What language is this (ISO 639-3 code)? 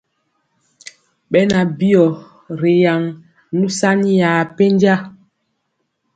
mcx